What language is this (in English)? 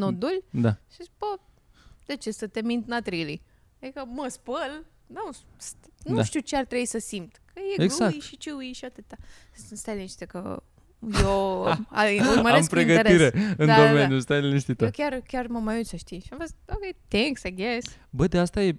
Romanian